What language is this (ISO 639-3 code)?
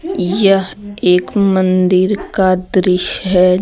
hin